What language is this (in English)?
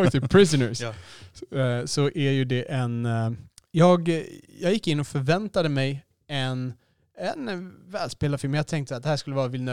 Swedish